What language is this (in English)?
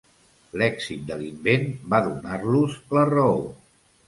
Catalan